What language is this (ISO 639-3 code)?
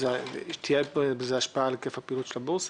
heb